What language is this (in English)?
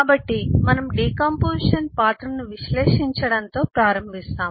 Telugu